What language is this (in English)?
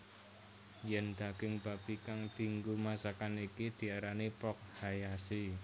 Javanese